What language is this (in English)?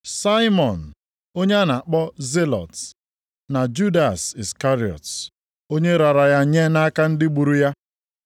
Igbo